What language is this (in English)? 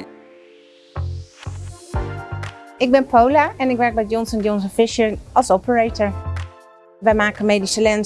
Dutch